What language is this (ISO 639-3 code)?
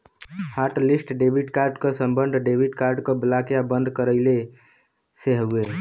bho